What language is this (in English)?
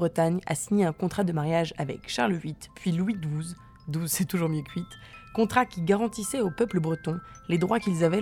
French